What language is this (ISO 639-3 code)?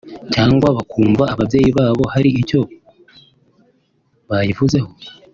kin